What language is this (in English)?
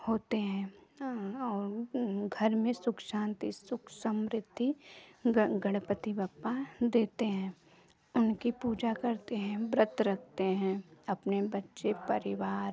Hindi